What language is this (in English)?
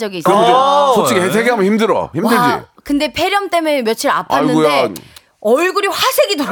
Korean